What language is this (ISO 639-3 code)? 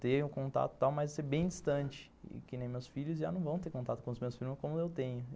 por